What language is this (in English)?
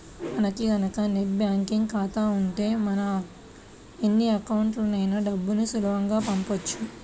Telugu